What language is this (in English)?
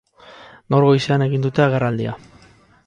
Basque